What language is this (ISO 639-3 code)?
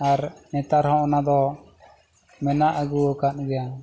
sat